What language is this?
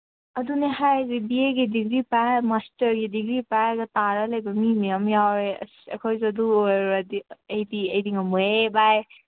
Manipuri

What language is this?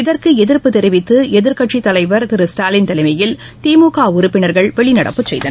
Tamil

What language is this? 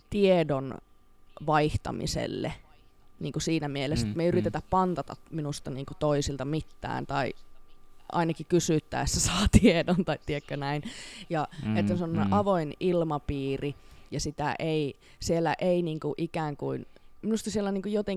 Finnish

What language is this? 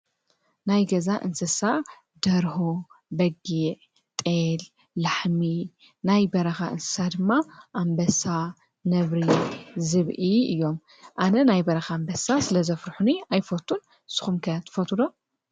Tigrinya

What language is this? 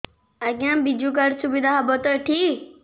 Odia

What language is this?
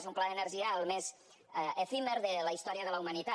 Catalan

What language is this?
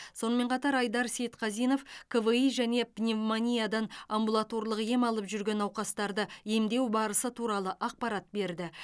Kazakh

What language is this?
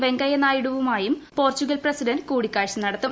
Malayalam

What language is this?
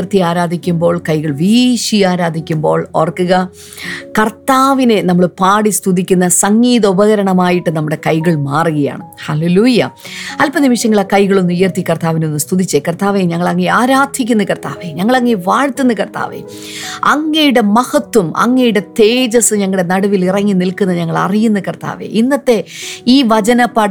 Malayalam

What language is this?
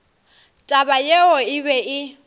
Northern Sotho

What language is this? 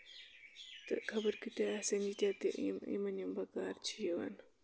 Kashmiri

